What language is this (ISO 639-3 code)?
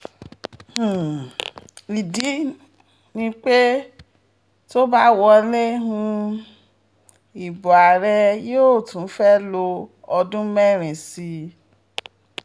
yor